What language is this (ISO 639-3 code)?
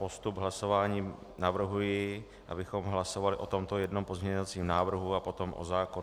ces